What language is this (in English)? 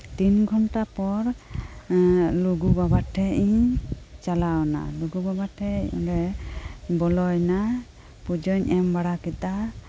Santali